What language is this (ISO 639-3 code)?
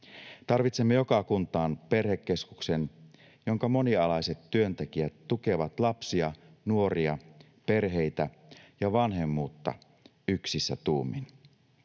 fin